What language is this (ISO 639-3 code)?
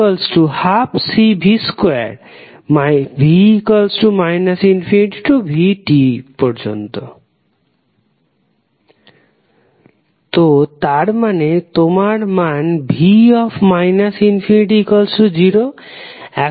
ben